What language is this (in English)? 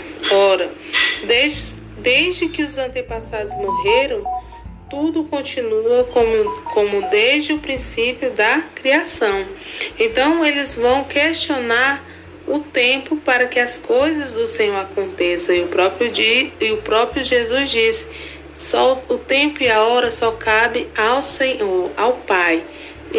Portuguese